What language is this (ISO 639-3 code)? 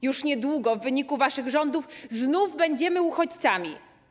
pol